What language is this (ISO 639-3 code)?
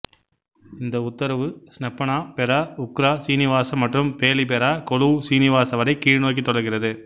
tam